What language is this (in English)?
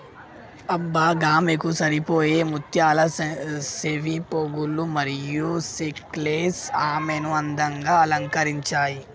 Telugu